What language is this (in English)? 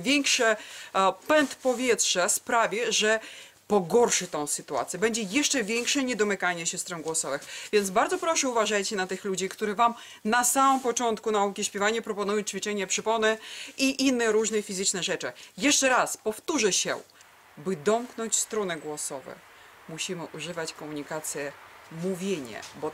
Polish